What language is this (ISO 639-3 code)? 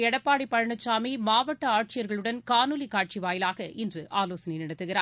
tam